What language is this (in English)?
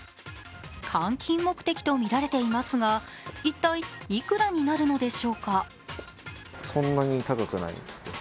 Japanese